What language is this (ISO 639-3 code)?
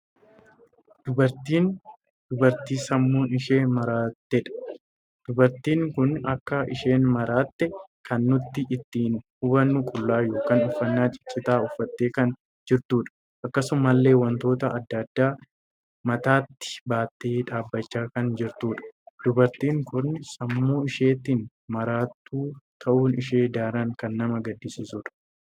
orm